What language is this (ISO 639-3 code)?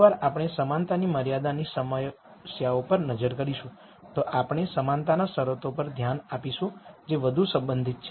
guj